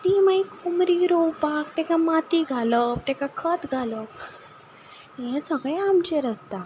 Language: Konkani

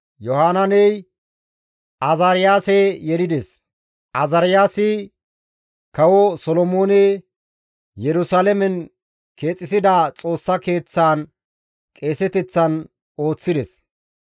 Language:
Gamo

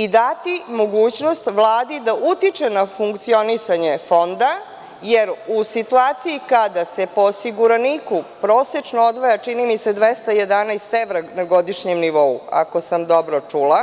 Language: Serbian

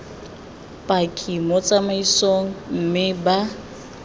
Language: Tswana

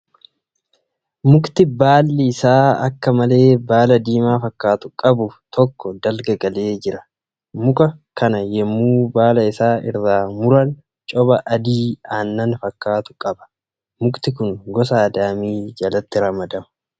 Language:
Oromo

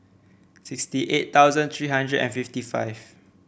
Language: English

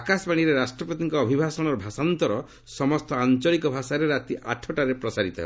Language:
Odia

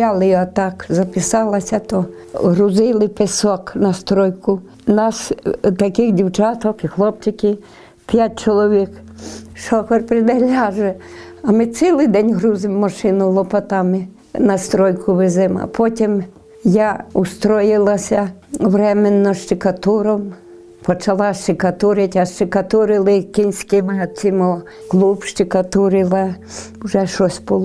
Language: Ukrainian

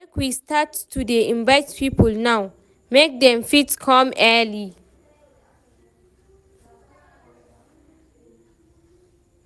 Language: Nigerian Pidgin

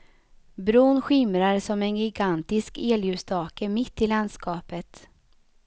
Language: Swedish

